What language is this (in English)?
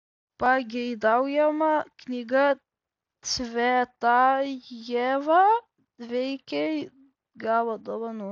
Lithuanian